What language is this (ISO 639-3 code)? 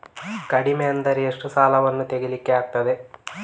kan